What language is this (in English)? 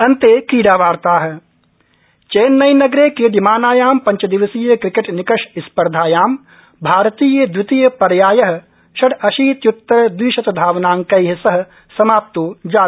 Sanskrit